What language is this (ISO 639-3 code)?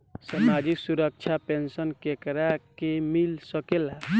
bho